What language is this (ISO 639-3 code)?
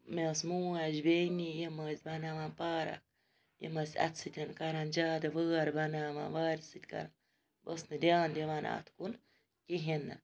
kas